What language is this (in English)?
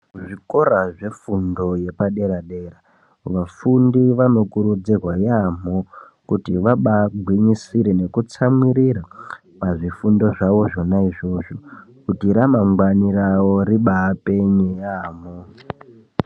Ndau